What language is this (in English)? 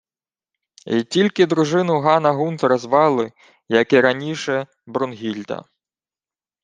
Ukrainian